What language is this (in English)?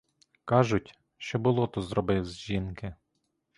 Ukrainian